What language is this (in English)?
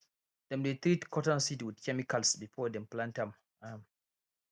Nigerian Pidgin